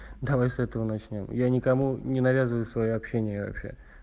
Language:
Russian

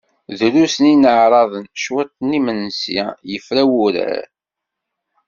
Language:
Kabyle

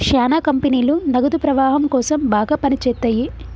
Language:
Telugu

